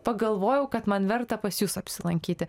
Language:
Lithuanian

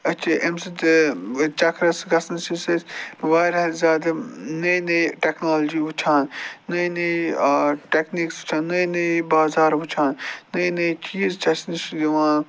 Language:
Kashmiri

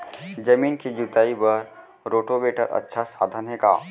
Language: Chhattisgarhi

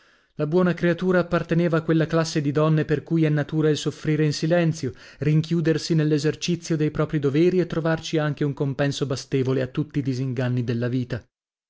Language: Italian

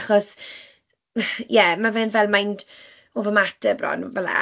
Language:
Welsh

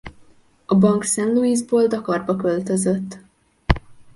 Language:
Hungarian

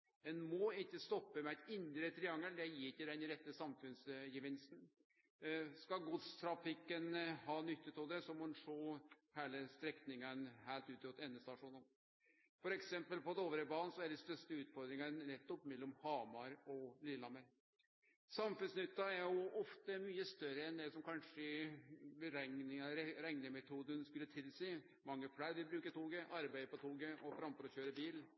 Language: Norwegian Nynorsk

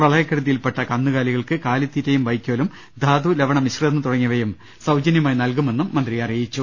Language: Malayalam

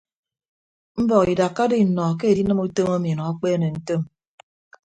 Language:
Ibibio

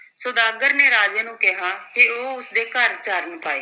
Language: Punjabi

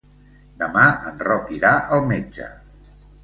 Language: Catalan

